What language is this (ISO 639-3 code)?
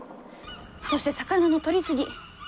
jpn